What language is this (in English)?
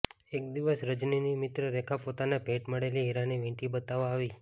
Gujarati